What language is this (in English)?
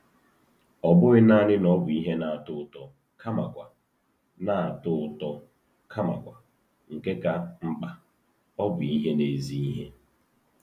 Igbo